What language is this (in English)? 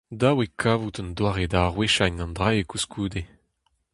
Breton